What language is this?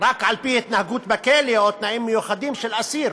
Hebrew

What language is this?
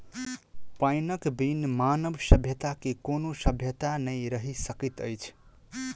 Maithili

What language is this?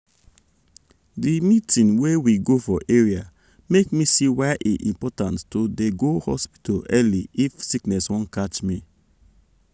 Nigerian Pidgin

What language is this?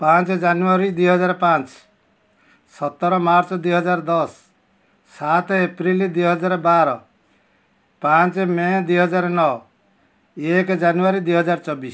Odia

